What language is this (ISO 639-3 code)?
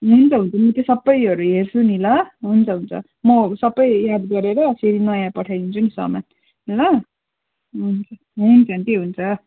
nep